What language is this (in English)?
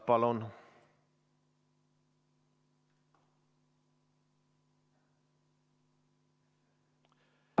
Estonian